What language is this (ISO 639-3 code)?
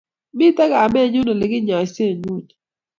kln